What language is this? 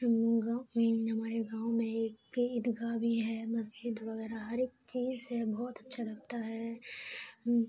Urdu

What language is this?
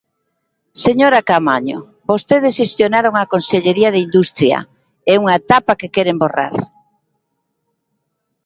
Galician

